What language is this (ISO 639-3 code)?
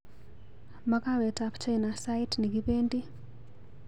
kln